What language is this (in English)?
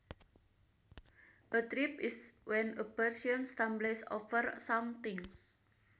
Sundanese